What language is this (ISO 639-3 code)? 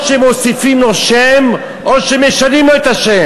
heb